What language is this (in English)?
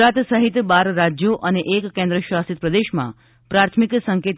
Gujarati